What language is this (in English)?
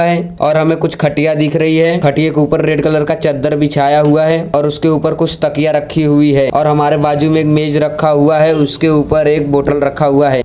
Hindi